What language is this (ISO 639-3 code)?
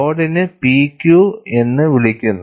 mal